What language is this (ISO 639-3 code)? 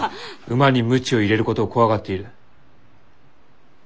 jpn